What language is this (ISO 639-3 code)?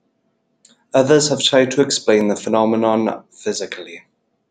eng